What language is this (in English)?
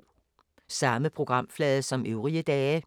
Danish